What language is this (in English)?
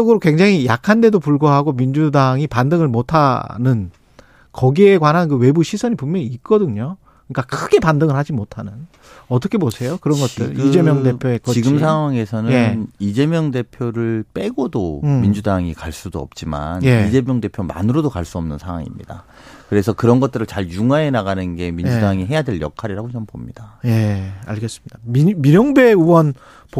Korean